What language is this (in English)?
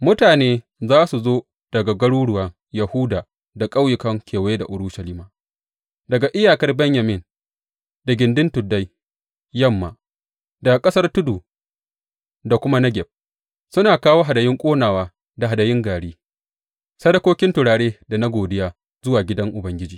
Hausa